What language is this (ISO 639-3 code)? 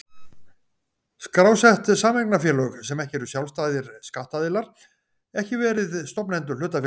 isl